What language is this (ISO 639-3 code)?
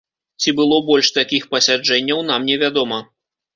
bel